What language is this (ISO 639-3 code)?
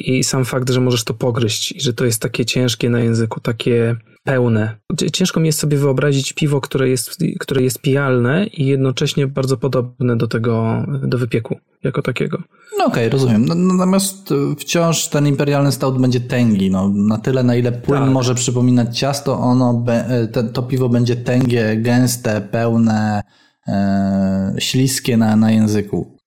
pol